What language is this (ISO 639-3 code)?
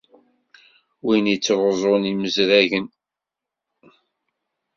kab